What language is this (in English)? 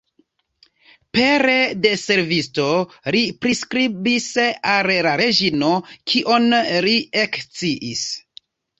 Esperanto